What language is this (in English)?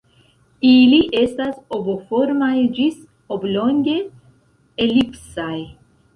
Esperanto